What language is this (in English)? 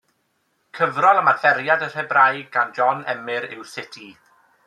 Welsh